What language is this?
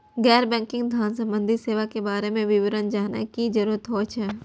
Maithili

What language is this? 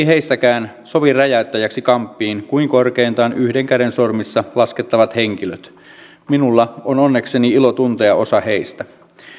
Finnish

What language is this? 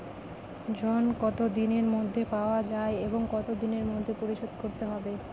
Bangla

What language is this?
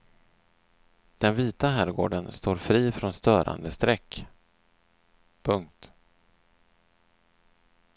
Swedish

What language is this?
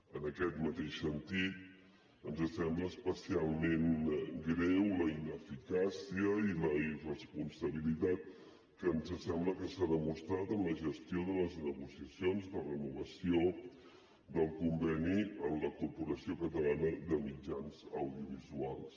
Catalan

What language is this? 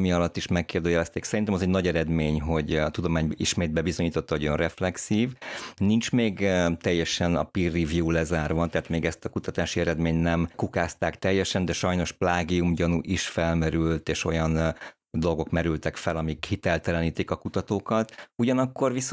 Hungarian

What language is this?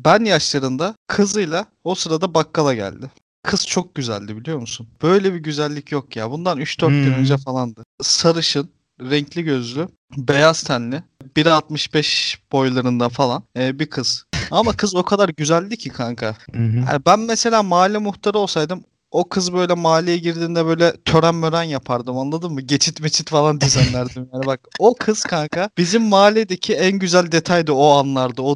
Turkish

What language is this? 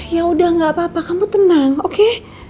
Indonesian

